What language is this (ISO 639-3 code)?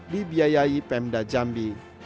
ind